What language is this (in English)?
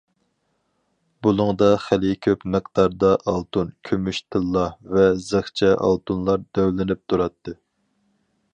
Uyghur